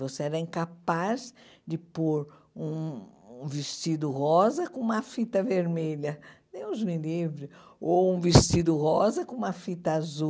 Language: Portuguese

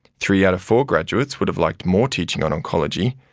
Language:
English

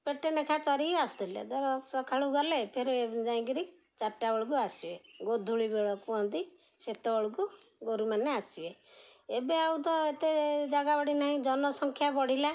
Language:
Odia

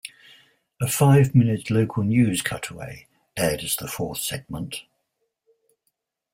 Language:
English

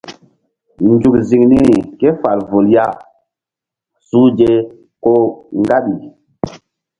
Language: Mbum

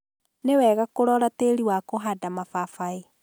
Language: Kikuyu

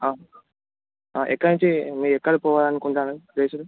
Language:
Telugu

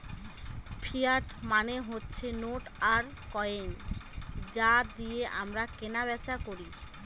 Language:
Bangla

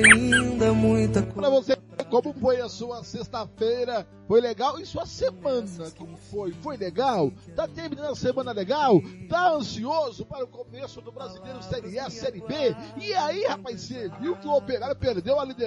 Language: Portuguese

